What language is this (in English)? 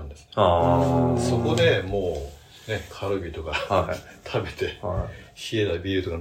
Japanese